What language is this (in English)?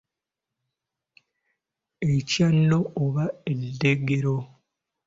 Ganda